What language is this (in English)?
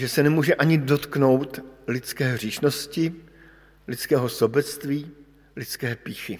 Czech